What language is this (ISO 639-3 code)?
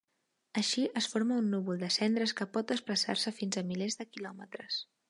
cat